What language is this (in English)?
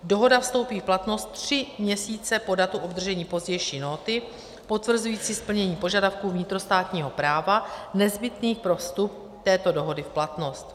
Czech